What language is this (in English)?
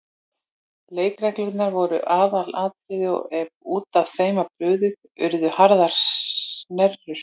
Icelandic